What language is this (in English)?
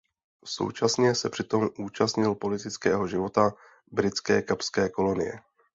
Czech